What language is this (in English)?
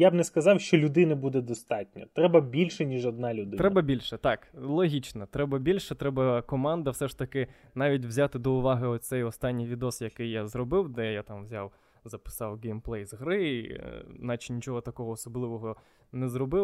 Ukrainian